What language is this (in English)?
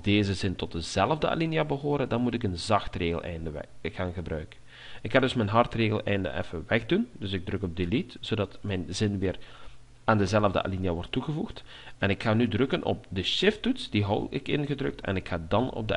Dutch